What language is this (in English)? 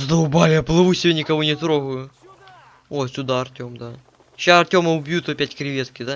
Russian